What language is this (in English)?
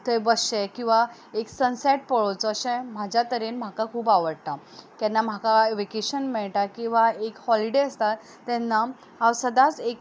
Konkani